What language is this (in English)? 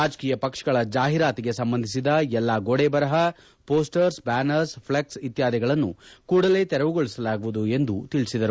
Kannada